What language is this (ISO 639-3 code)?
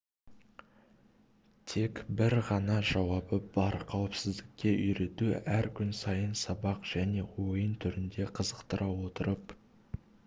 kaz